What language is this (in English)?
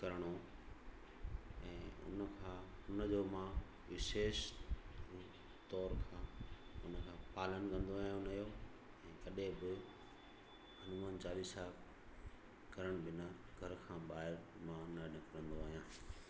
Sindhi